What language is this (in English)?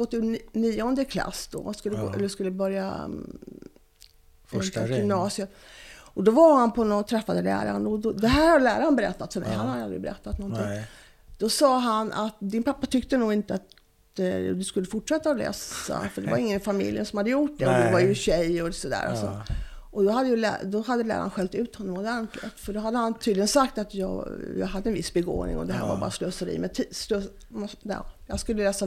Swedish